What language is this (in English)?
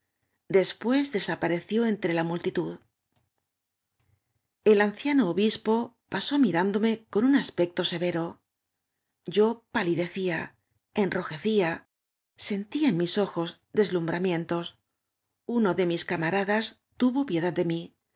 Spanish